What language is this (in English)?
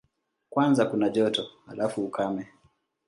Swahili